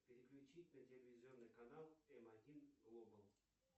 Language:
Russian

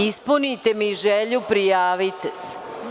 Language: Serbian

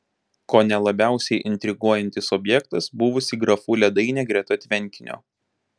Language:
Lithuanian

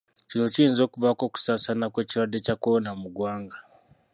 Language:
Ganda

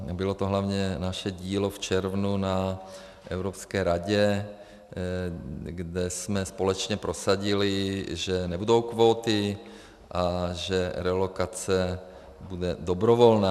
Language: Czech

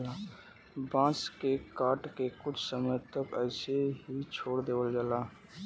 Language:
Bhojpuri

